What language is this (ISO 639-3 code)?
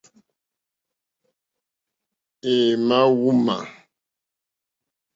bri